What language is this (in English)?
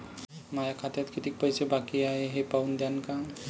Marathi